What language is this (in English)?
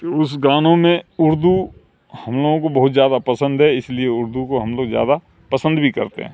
Urdu